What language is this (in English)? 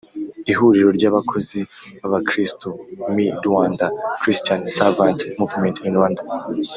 Kinyarwanda